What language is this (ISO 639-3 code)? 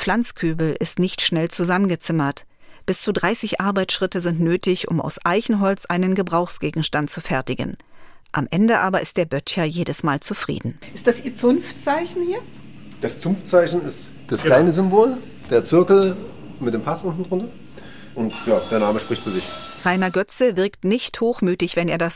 deu